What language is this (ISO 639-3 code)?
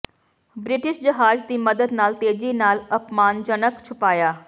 pan